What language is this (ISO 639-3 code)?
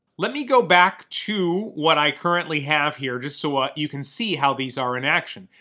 eng